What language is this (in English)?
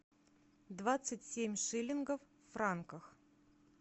Russian